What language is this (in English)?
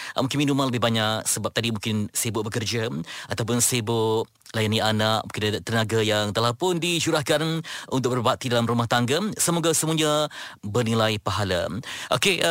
Malay